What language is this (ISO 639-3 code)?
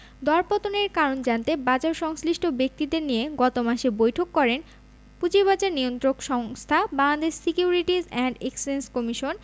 ben